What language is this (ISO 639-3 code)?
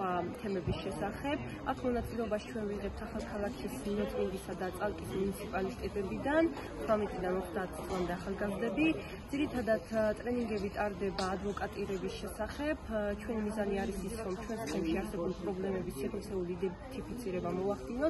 ara